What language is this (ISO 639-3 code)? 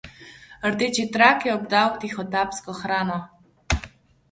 slv